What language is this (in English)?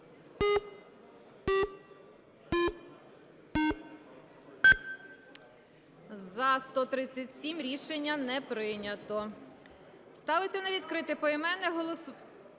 Ukrainian